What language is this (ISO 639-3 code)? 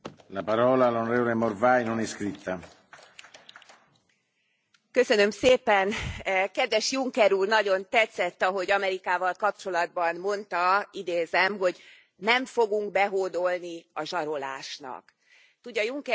hun